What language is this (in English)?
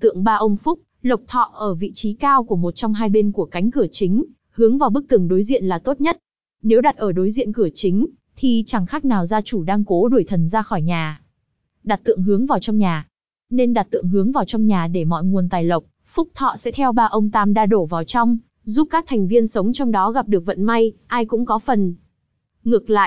Vietnamese